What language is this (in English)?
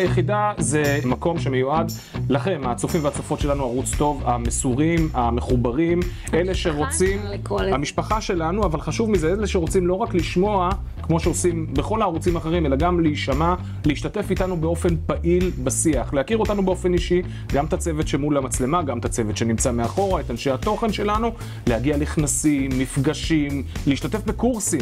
Hebrew